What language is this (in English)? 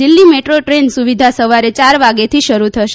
Gujarati